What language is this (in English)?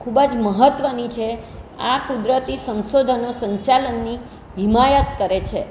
Gujarati